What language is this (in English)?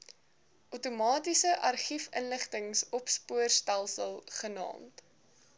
Afrikaans